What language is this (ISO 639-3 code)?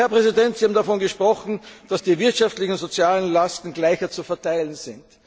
deu